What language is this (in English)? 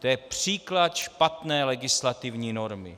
Czech